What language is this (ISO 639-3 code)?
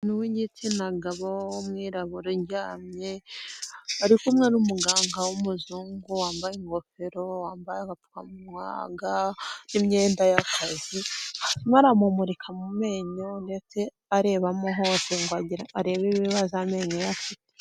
kin